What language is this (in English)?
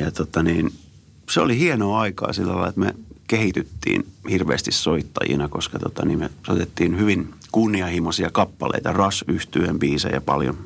Finnish